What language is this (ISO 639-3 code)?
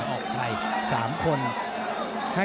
tha